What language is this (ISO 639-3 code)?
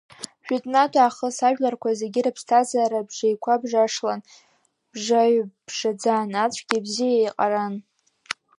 abk